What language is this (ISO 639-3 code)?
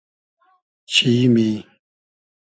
haz